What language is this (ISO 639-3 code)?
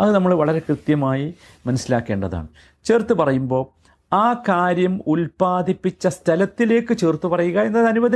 mal